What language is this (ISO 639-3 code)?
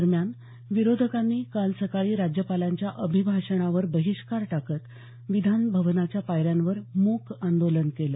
mar